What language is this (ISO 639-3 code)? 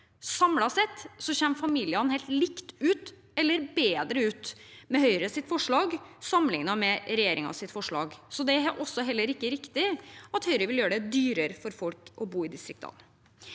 nor